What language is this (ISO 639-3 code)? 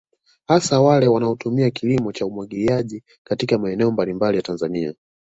swa